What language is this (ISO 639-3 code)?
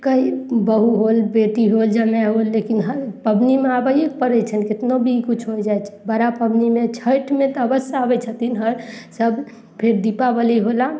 mai